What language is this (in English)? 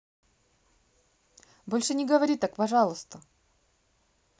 Russian